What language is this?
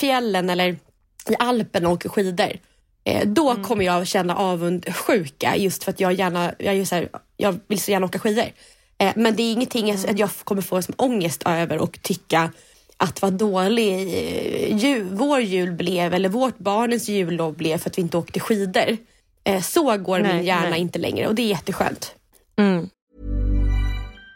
Swedish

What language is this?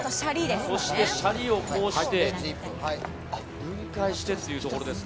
Japanese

